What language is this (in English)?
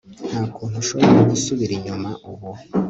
Kinyarwanda